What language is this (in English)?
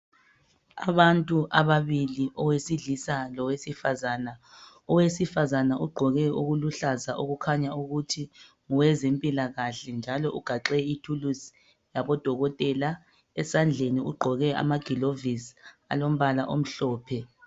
North Ndebele